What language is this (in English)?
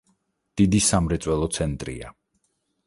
Georgian